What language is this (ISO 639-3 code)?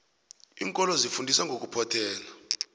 nbl